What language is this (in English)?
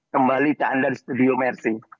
Indonesian